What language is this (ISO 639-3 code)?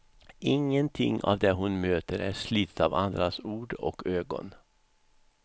swe